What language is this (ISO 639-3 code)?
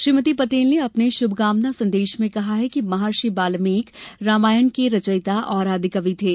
hin